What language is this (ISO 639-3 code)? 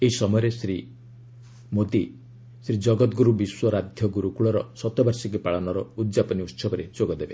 ori